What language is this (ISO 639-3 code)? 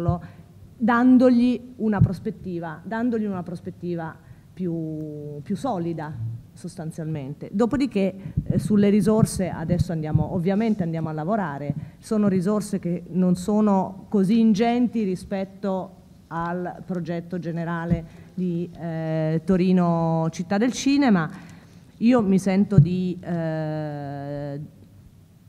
ita